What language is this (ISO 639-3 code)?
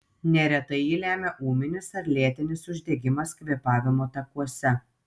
lit